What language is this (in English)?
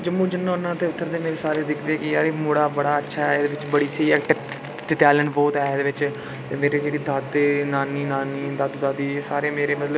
Dogri